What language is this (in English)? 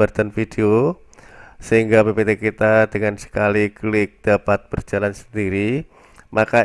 Indonesian